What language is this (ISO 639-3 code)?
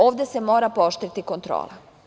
srp